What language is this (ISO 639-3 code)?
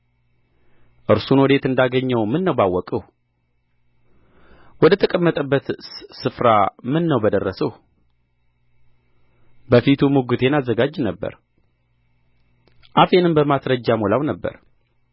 amh